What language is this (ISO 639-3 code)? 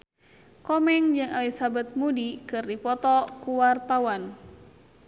sun